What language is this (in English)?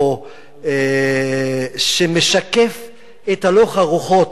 Hebrew